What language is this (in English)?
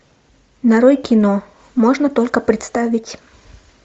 Russian